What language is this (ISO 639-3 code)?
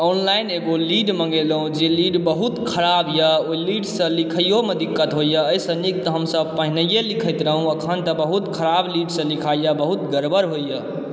mai